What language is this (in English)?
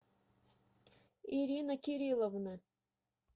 Russian